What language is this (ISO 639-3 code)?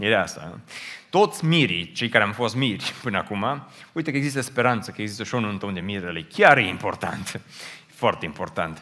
ron